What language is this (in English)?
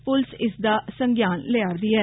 Dogri